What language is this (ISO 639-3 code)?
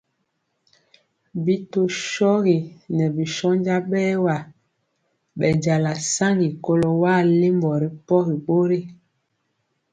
mcx